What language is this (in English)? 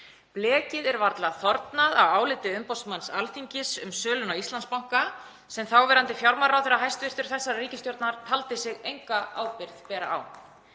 Icelandic